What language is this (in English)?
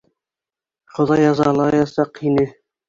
Bashkir